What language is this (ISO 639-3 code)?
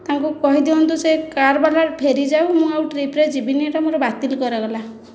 ori